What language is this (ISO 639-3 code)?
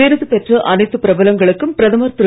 tam